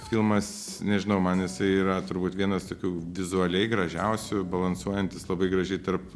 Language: Lithuanian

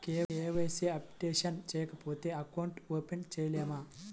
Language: Telugu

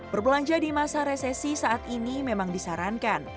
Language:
Indonesian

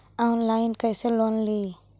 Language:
Magahi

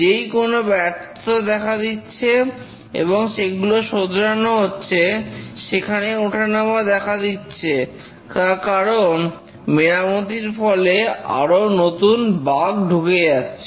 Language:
Bangla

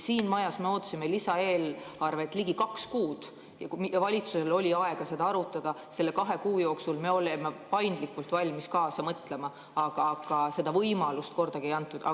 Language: Estonian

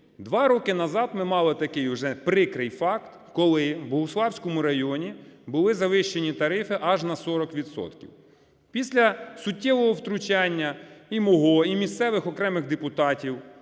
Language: Ukrainian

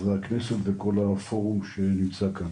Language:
Hebrew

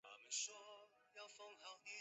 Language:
Chinese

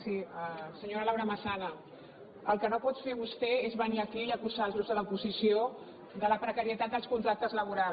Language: Catalan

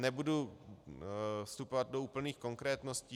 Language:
Czech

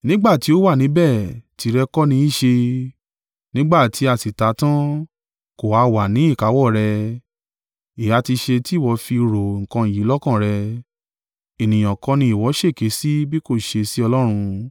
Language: Yoruba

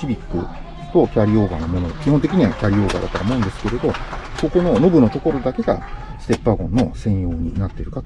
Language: Japanese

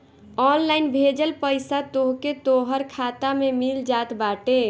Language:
Bhojpuri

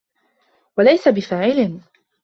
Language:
Arabic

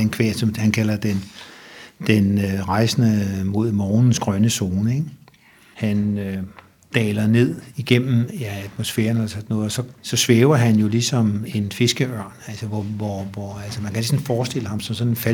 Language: Danish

